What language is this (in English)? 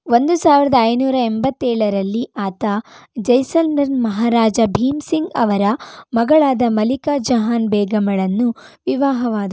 Kannada